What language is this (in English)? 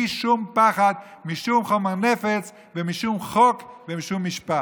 Hebrew